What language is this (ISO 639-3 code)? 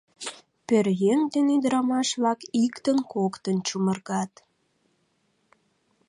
chm